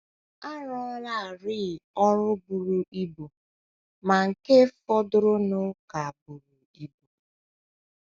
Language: Igbo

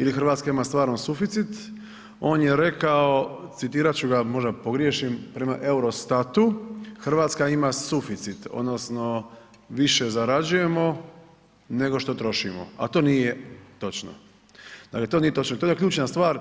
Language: Croatian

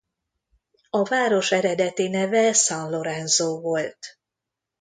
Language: Hungarian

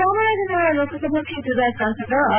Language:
Kannada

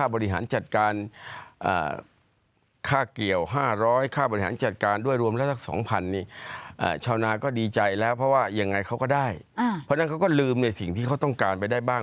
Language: Thai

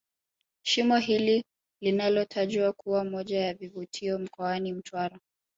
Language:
Swahili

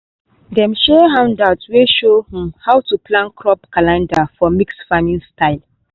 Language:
Nigerian Pidgin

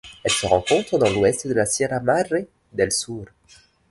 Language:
French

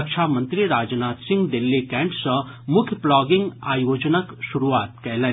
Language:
Maithili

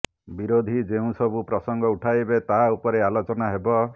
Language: Odia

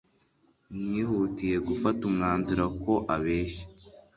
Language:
Kinyarwanda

